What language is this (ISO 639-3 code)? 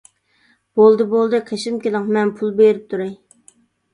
uig